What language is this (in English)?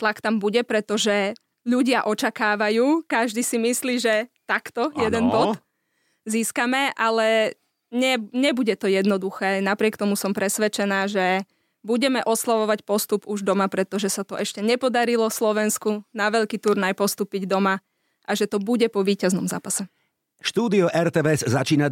Slovak